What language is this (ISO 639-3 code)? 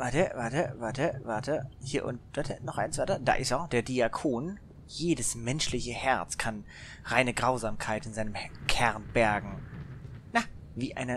deu